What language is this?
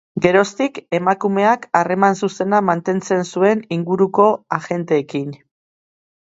Basque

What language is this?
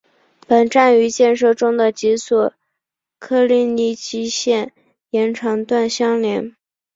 Chinese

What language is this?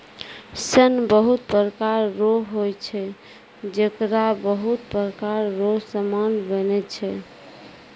Maithili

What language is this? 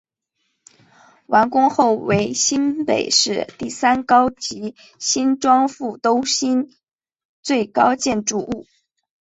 Chinese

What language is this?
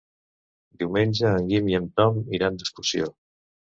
Catalan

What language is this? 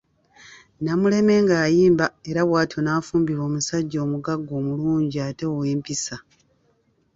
Ganda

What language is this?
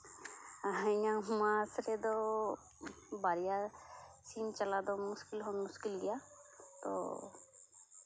Santali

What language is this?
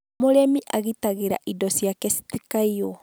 Kikuyu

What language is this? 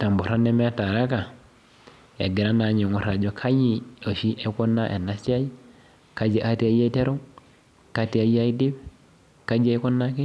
Masai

